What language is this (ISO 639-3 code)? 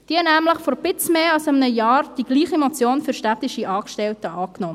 gsw